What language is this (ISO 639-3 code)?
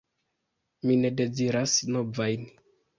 epo